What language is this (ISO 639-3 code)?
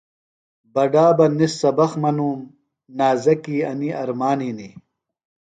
phl